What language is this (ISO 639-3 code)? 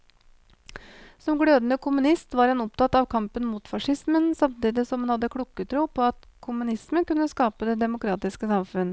nor